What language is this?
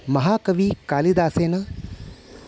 Sanskrit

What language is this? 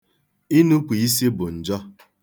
Igbo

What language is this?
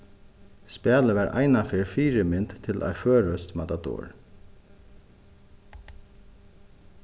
Faroese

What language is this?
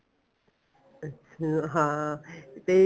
Punjabi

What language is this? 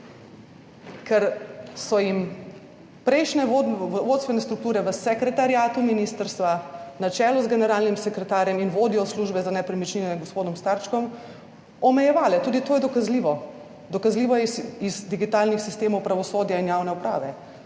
Slovenian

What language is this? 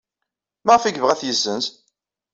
Kabyle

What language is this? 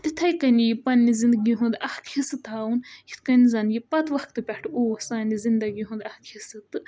Kashmiri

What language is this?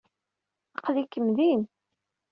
Kabyle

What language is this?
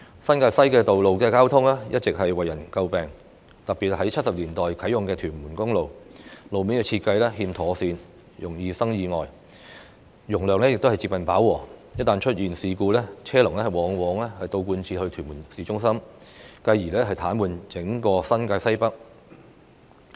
Cantonese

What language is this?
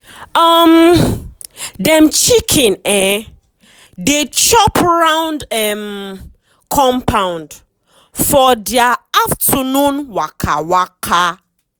Nigerian Pidgin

